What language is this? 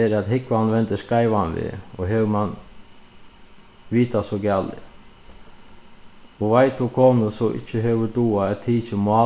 Faroese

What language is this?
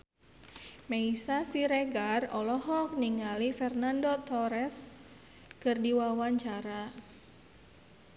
Sundanese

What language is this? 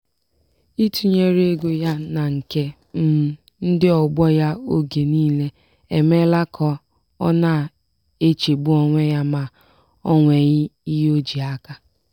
Igbo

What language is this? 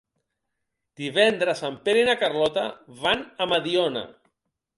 Catalan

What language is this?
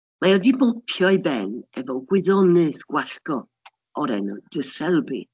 Welsh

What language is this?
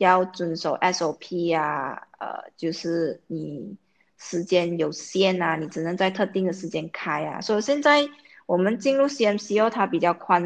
Chinese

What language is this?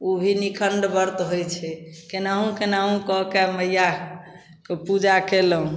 Maithili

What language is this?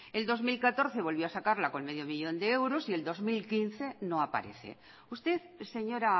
Spanish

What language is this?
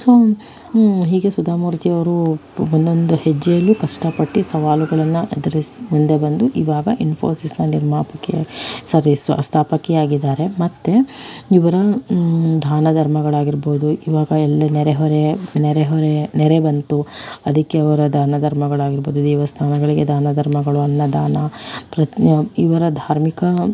Kannada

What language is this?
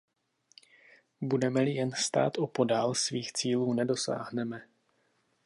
Czech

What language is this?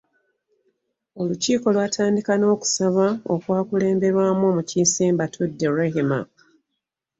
Ganda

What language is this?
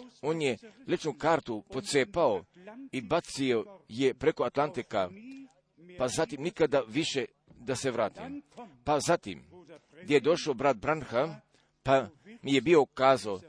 Croatian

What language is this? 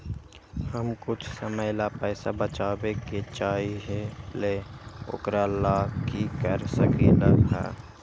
Magahi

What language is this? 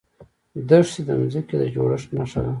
Pashto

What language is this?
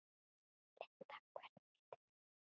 Icelandic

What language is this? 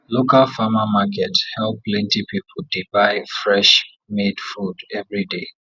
Nigerian Pidgin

